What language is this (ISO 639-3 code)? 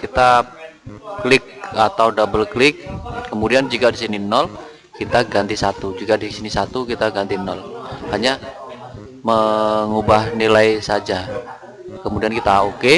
ind